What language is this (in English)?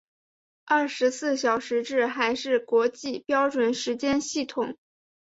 Chinese